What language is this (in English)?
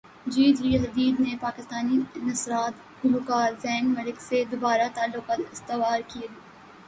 Urdu